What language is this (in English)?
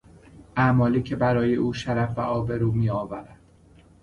Persian